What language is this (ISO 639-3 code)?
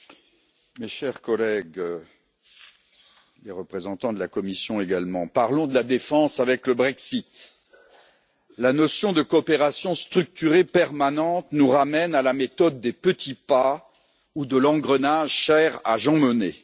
fra